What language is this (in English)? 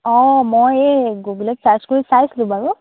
Assamese